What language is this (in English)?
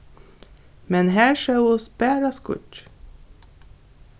Faroese